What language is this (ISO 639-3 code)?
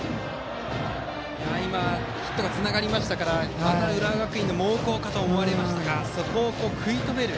jpn